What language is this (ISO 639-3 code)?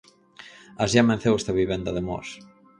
glg